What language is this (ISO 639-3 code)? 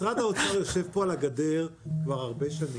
heb